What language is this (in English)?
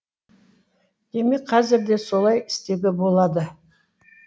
Kazakh